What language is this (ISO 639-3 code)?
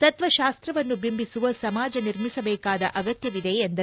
kan